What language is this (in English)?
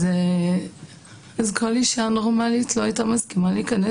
Hebrew